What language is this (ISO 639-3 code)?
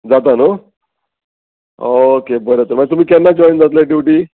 kok